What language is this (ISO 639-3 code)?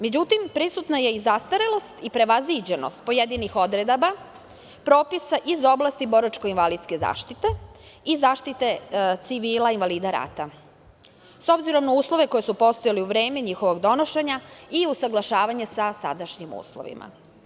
srp